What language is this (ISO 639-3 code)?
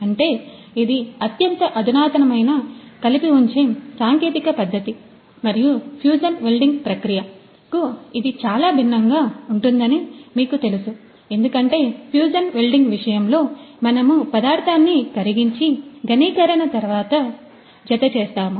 tel